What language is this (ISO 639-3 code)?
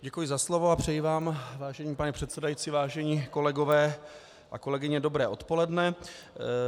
ces